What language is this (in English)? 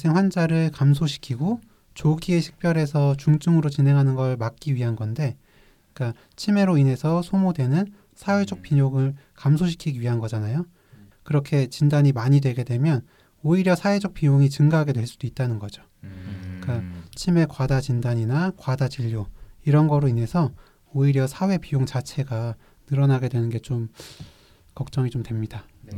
Korean